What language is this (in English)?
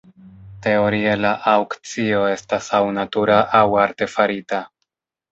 Esperanto